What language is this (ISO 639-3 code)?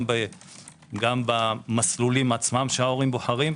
heb